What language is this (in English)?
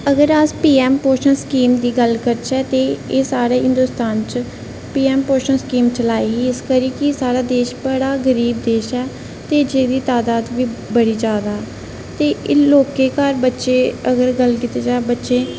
Dogri